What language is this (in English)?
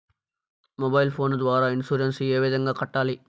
Telugu